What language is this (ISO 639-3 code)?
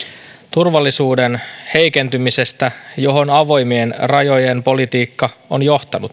fin